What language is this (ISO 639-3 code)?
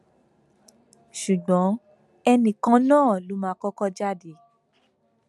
yor